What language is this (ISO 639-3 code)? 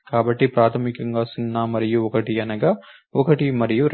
tel